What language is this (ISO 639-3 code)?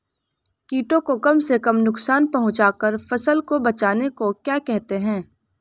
hin